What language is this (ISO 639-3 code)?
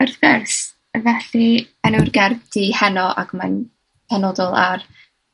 cym